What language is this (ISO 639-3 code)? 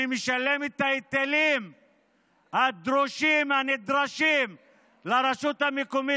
heb